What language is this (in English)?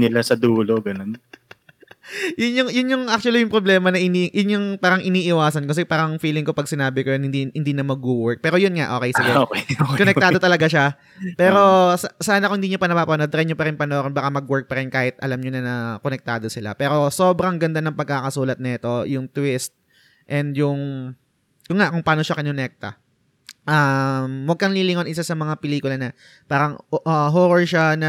Filipino